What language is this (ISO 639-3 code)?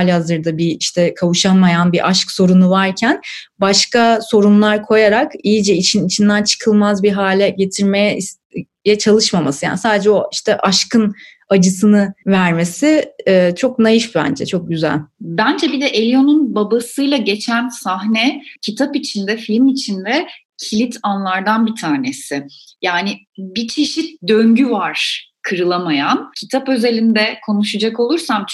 tur